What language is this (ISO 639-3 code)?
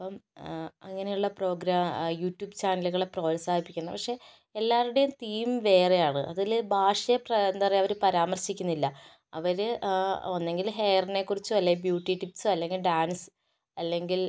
mal